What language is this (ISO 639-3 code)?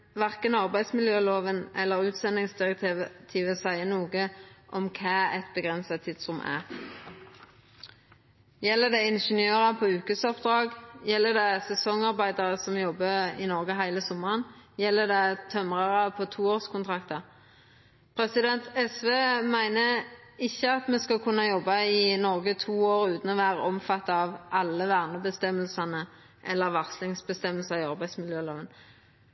nno